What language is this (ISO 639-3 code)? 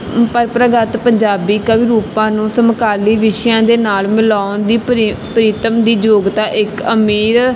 pan